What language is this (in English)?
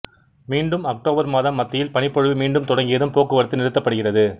Tamil